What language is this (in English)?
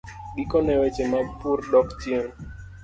Luo (Kenya and Tanzania)